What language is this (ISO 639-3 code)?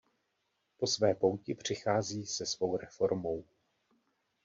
ces